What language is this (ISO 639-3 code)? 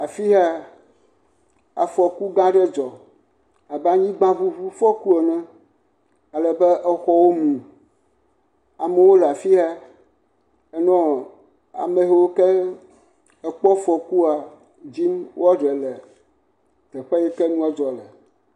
ewe